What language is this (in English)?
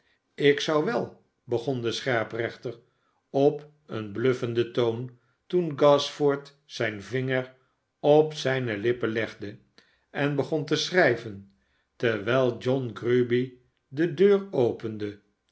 Dutch